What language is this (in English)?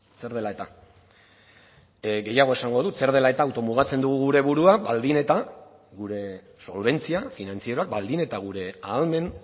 Basque